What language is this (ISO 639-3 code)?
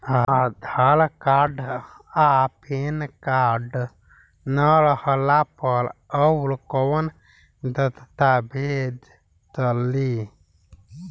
bho